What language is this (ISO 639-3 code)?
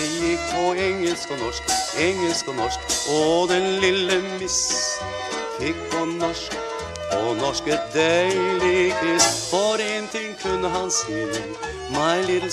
nor